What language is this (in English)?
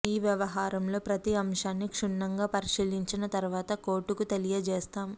Telugu